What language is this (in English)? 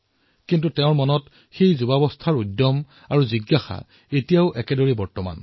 Assamese